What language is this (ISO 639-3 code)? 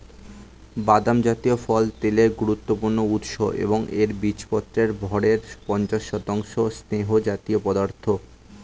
ben